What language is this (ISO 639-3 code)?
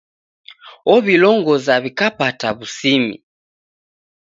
dav